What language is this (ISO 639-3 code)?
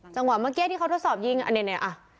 tha